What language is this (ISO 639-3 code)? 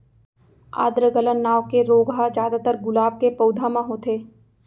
hne